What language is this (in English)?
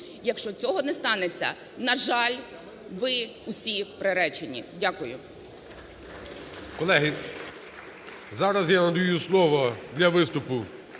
Ukrainian